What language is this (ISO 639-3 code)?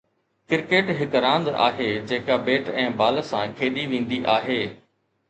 snd